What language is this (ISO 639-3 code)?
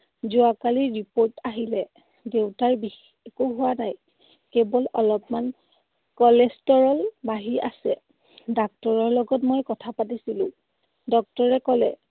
asm